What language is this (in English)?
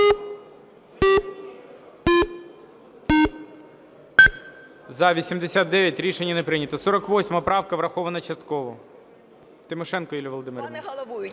Ukrainian